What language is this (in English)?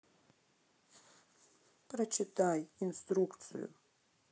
Russian